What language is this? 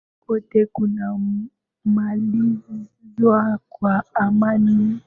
Swahili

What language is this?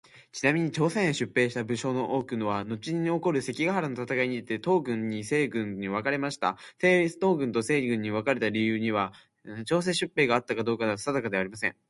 Japanese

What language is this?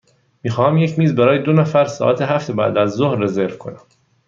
Persian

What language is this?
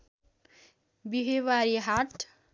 Nepali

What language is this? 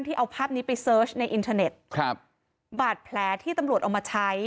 Thai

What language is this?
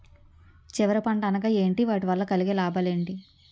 Telugu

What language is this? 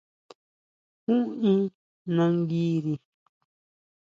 Huautla Mazatec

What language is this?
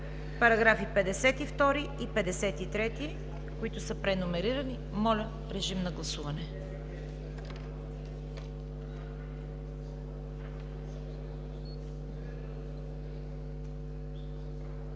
Bulgarian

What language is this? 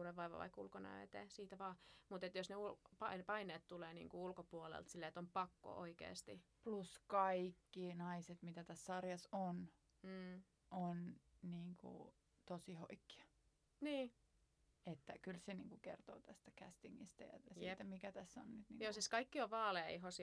Finnish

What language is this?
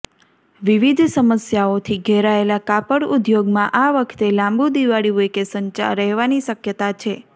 Gujarati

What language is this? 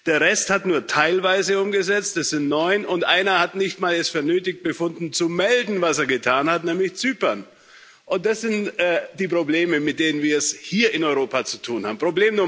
German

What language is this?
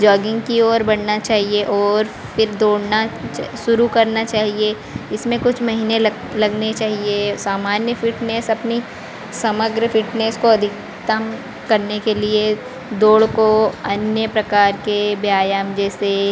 Hindi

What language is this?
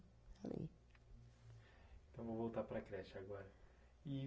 Portuguese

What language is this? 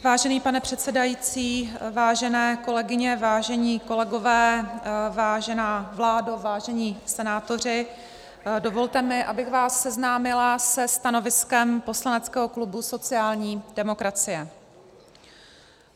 Czech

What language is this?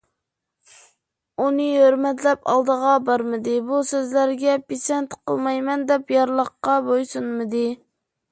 Uyghur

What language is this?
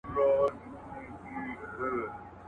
Pashto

